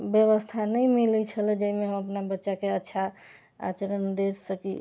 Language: Maithili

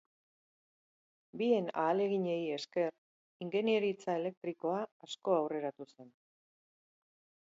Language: Basque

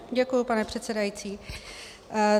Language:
Czech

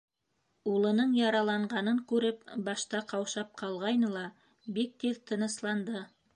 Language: Bashkir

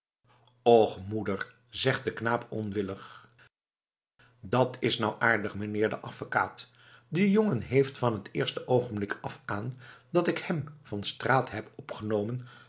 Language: Dutch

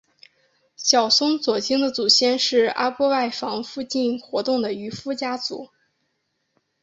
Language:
Chinese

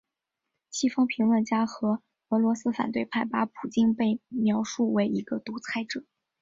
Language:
Chinese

